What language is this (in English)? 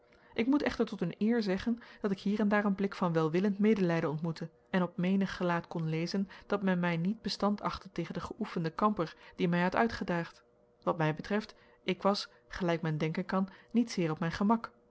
Dutch